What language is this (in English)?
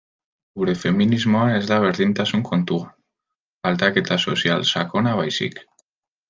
Basque